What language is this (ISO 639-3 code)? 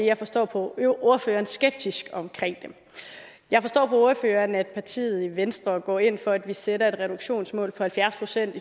dan